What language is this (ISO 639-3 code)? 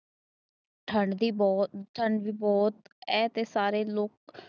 pan